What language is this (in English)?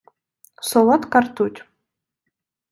Ukrainian